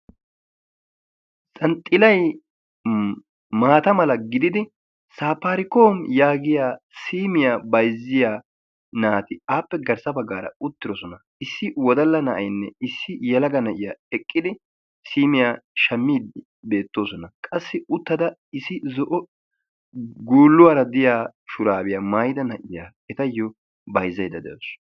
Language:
Wolaytta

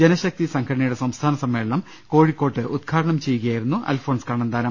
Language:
Malayalam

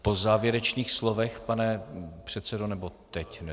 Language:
Czech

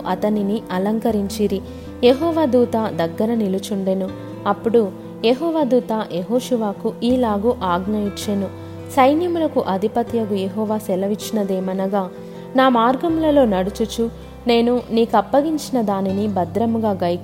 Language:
Telugu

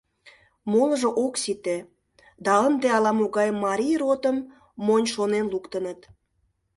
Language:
Mari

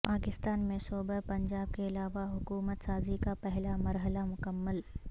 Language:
Urdu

